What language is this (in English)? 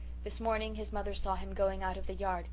English